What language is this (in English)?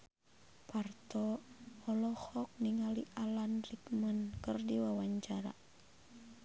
Sundanese